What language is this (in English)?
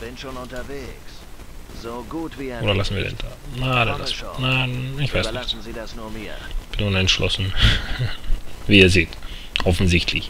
German